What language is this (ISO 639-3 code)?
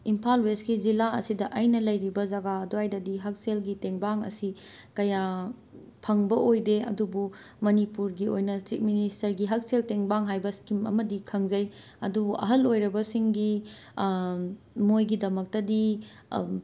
mni